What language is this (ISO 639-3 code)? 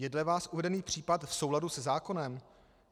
ces